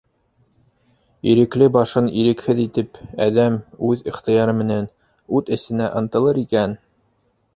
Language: Bashkir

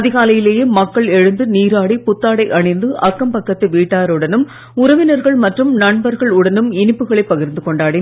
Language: Tamil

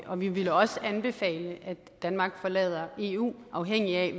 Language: Danish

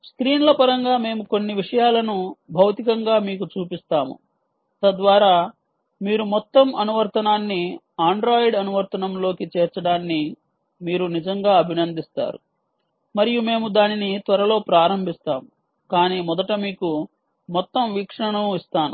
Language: Telugu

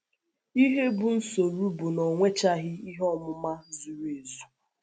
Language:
Igbo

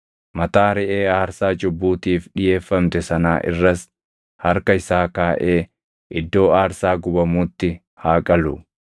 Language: Oromo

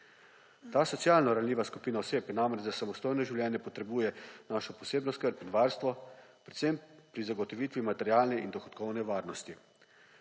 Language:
Slovenian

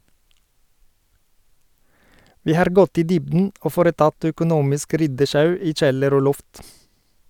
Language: Norwegian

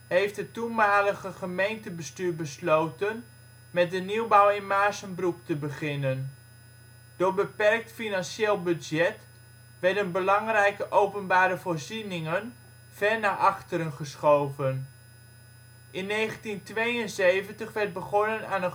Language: Dutch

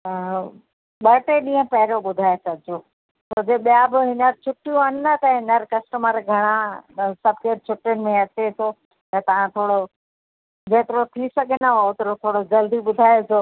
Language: Sindhi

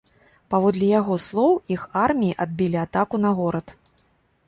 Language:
Belarusian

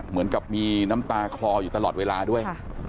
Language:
Thai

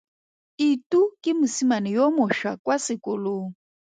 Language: Tswana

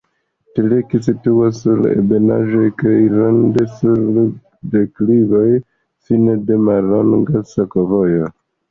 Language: Esperanto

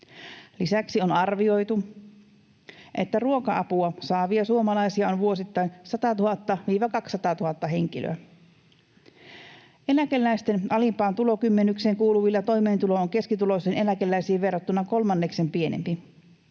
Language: Finnish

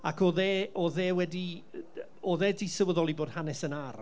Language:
Welsh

